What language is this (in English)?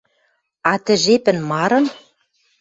Western Mari